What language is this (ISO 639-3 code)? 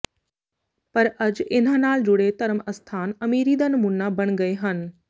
pan